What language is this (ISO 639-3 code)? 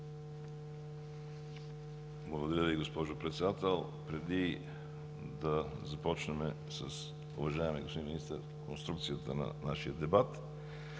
bul